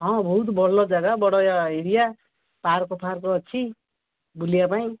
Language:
Odia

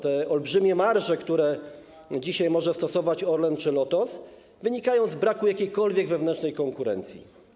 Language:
Polish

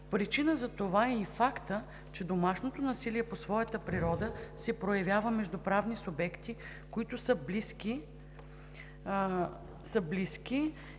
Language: Bulgarian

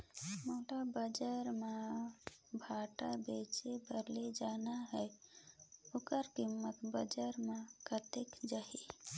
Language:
Chhattisgarhi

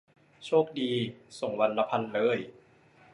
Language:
Thai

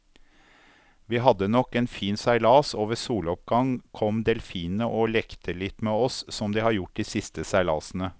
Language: Norwegian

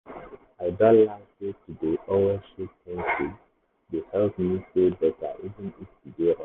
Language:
Nigerian Pidgin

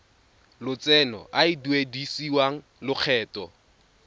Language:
Tswana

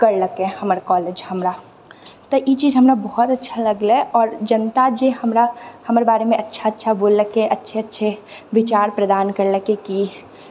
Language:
Maithili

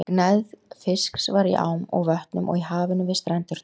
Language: Icelandic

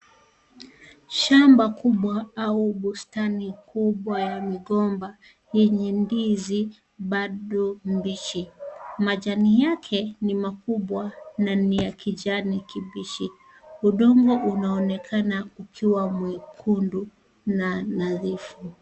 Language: Swahili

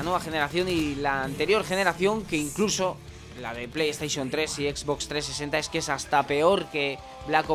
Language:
Spanish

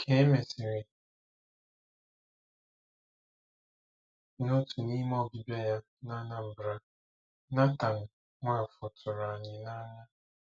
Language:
Igbo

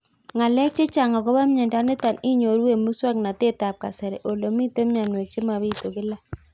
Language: Kalenjin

